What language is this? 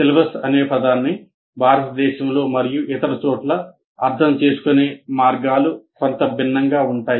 Telugu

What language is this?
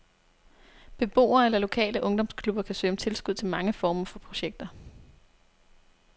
Danish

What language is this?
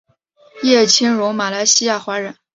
Chinese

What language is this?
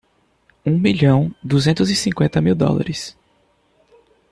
Portuguese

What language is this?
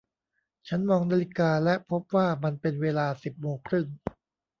Thai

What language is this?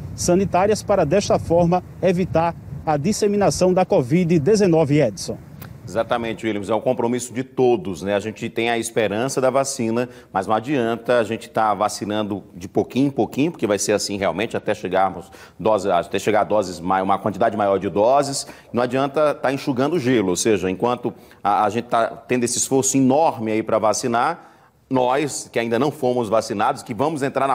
Portuguese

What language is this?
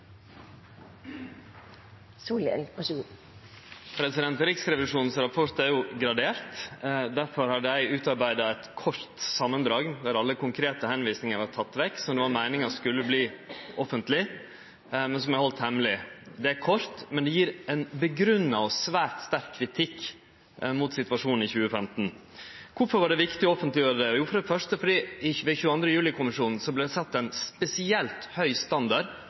Norwegian Nynorsk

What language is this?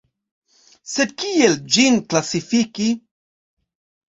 Esperanto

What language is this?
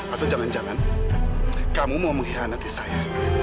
Indonesian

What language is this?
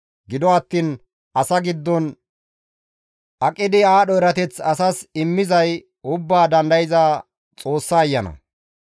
Gamo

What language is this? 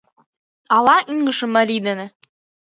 Mari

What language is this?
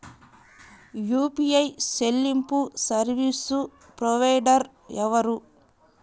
Telugu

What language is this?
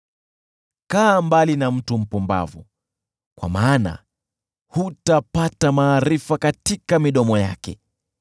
Swahili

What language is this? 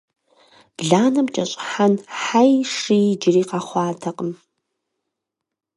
Kabardian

